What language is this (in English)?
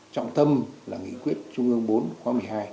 Vietnamese